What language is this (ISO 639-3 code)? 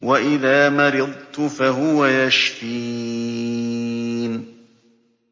ara